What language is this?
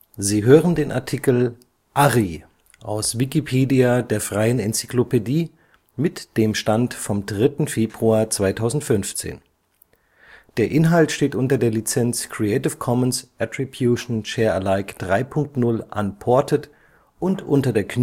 German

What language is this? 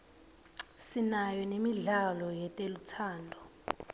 Swati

